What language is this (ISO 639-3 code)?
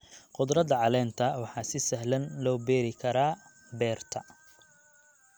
som